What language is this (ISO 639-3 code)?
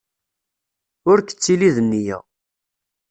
kab